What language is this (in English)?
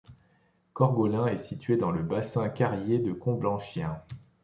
French